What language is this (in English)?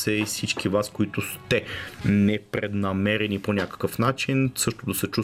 Bulgarian